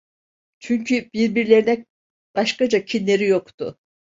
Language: Turkish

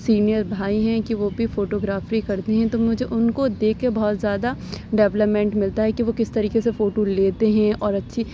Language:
Urdu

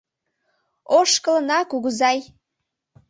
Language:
Mari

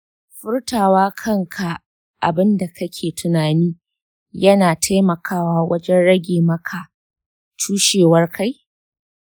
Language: Hausa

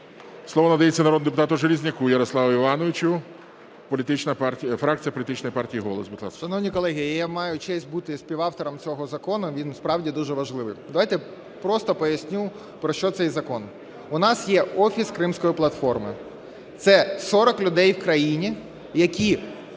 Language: Ukrainian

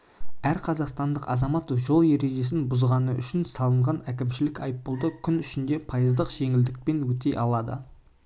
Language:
Kazakh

